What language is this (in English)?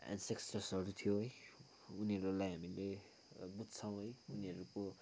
Nepali